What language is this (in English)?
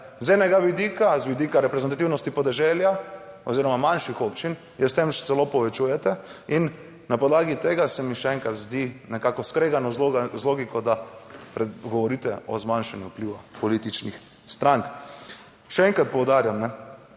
Slovenian